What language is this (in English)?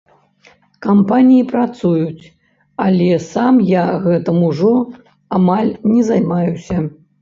Belarusian